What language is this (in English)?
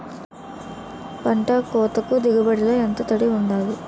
Telugu